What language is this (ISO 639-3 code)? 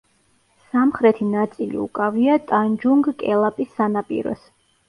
kat